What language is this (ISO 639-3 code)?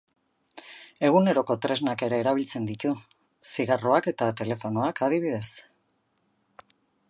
eus